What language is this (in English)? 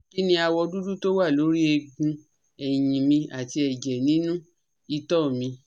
Yoruba